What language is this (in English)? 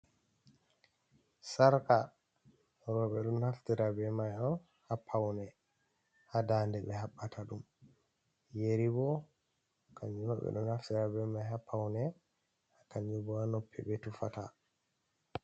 Fula